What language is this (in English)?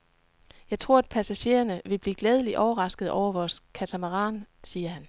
Danish